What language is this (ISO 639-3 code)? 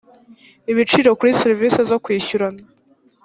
kin